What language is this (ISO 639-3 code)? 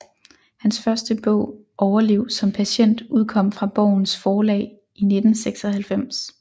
dan